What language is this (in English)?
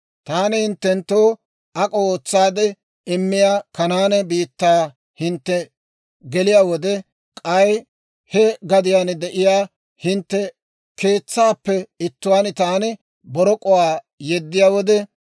Dawro